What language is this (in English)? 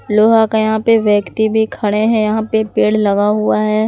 Hindi